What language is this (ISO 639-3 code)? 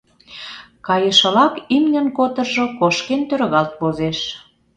chm